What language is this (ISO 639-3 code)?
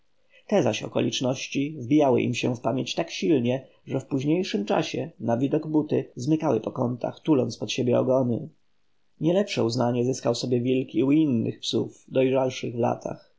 pol